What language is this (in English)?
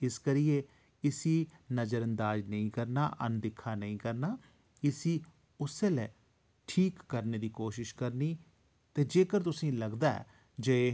Dogri